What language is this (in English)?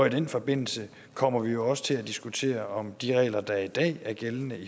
Danish